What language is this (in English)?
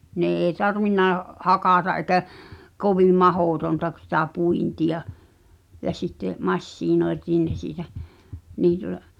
Finnish